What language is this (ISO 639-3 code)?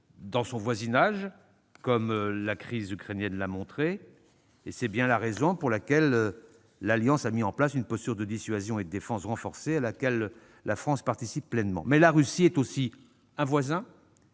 fra